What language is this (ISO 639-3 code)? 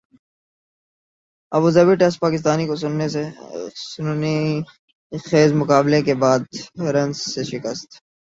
urd